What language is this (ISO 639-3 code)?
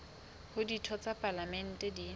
sot